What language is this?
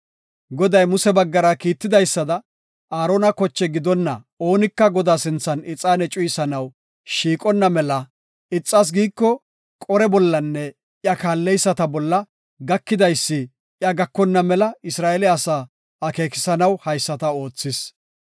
Gofa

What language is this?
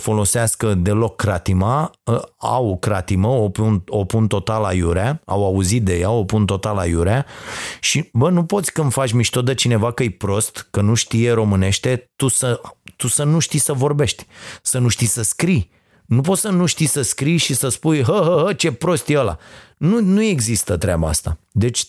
Romanian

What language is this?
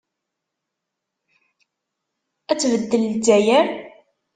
Kabyle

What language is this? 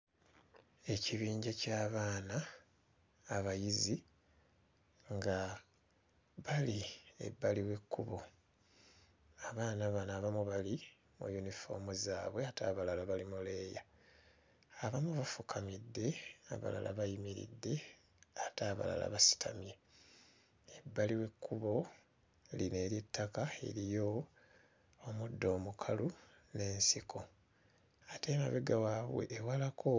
Ganda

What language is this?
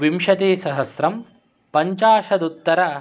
Sanskrit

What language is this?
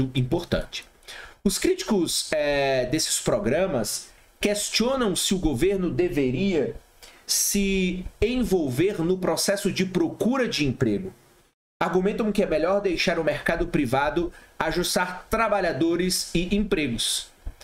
Portuguese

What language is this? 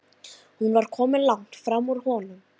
Icelandic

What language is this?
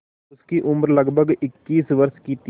Hindi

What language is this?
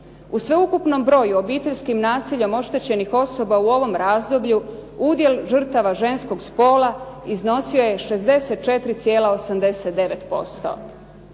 Croatian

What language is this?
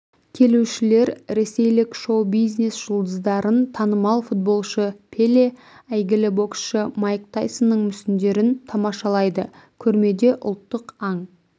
Kazakh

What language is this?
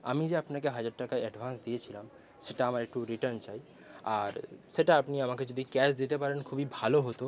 Bangla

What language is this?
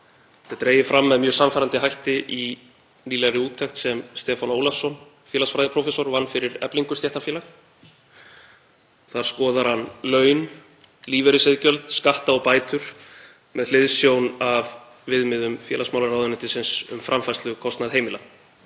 Icelandic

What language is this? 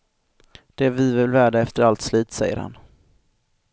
Swedish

